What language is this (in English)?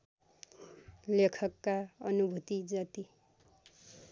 Nepali